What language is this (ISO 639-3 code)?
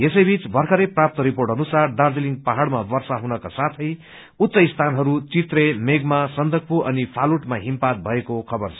nep